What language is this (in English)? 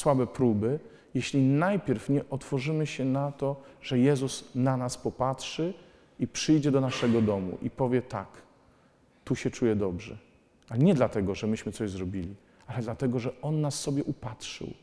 Polish